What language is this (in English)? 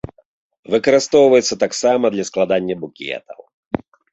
Belarusian